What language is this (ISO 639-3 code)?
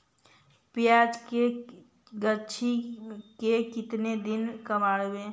mag